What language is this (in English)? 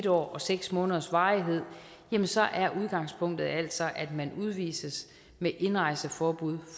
Danish